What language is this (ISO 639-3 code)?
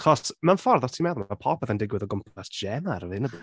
cym